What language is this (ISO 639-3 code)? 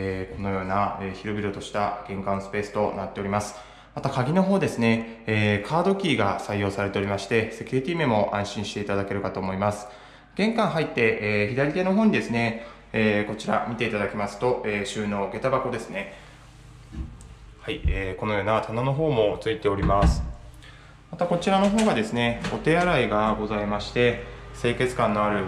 jpn